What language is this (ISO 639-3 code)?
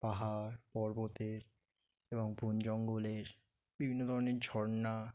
ben